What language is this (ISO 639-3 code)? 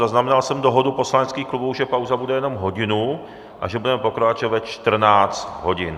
ces